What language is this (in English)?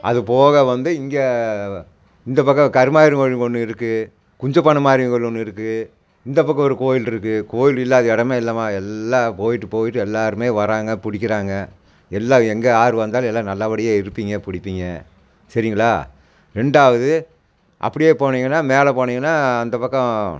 Tamil